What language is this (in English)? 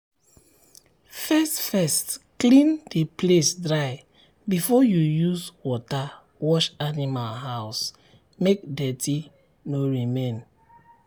Nigerian Pidgin